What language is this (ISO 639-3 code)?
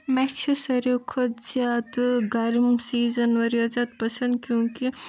kas